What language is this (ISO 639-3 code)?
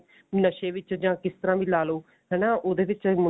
pan